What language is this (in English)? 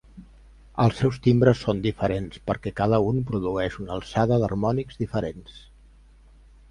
Catalan